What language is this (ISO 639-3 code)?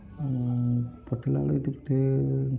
ori